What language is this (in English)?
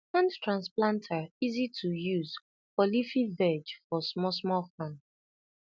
Nigerian Pidgin